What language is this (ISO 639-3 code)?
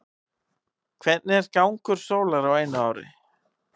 isl